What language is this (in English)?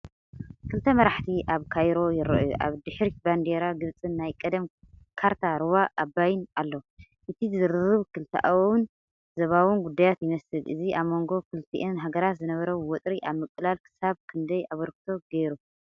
Tigrinya